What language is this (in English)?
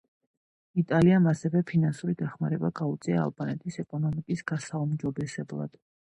Georgian